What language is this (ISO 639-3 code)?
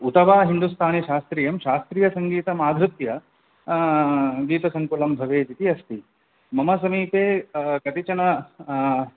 san